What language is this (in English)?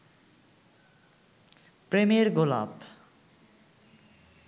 Bangla